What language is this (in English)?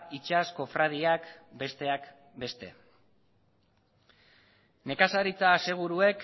Basque